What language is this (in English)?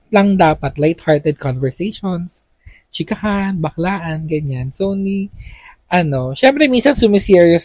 Filipino